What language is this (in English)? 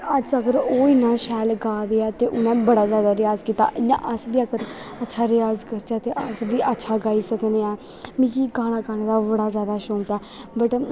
Dogri